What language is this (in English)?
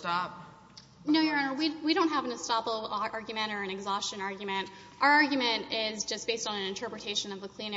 English